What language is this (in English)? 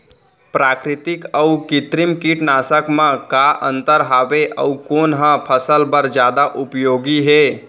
Chhattisgarhi